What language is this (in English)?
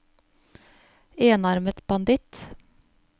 Norwegian